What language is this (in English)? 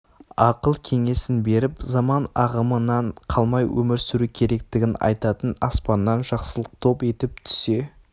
Kazakh